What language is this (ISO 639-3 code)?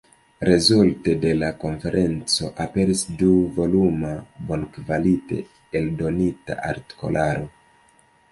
epo